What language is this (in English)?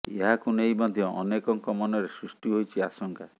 Odia